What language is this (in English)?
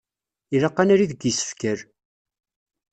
Kabyle